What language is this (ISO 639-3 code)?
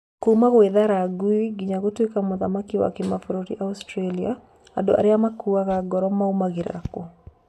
kik